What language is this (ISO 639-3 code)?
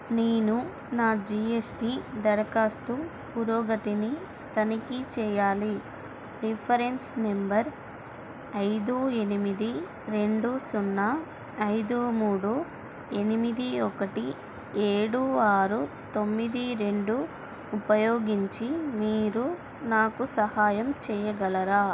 tel